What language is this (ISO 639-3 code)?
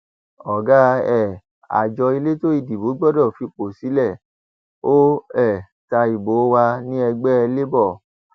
yor